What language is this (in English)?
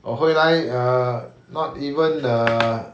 English